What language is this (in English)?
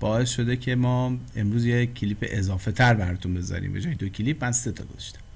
Persian